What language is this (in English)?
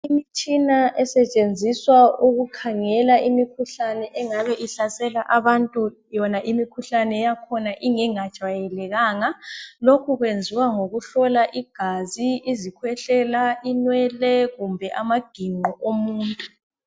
North Ndebele